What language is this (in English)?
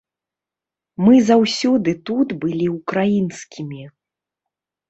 Belarusian